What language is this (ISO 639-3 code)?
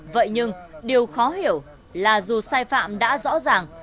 vie